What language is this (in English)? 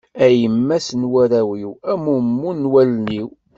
Kabyle